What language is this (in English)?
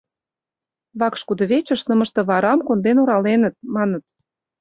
Mari